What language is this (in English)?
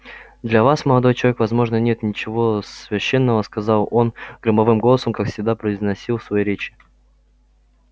Russian